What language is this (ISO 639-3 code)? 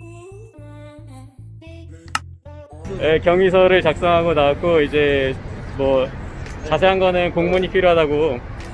kor